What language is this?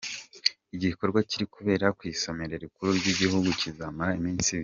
Kinyarwanda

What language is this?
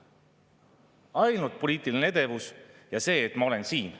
Estonian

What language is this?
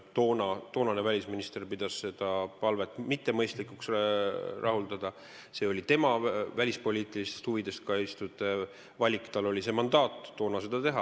Estonian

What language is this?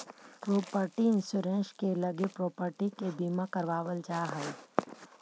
Magahi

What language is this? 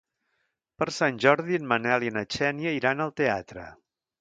Catalan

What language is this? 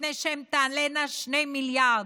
Hebrew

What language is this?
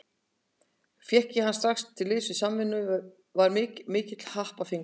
Icelandic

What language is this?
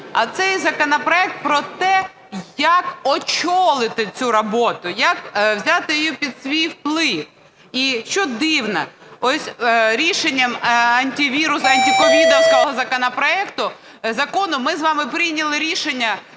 Ukrainian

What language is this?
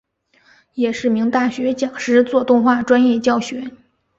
Chinese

